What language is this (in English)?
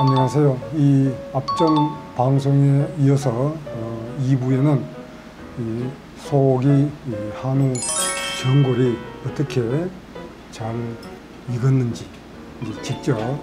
Korean